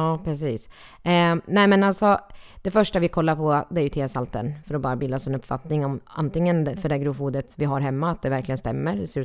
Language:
Swedish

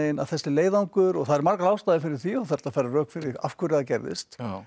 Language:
Icelandic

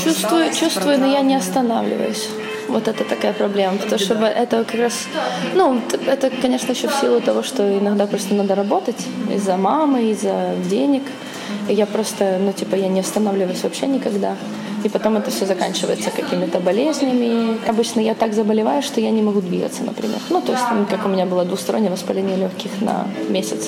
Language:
Russian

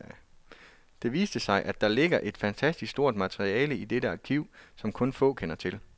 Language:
Danish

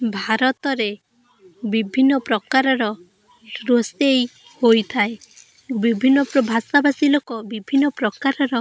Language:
Odia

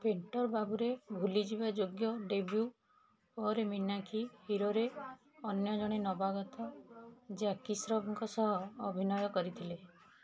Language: Odia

